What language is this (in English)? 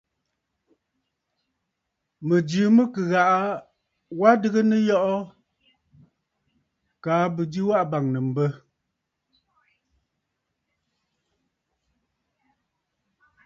Bafut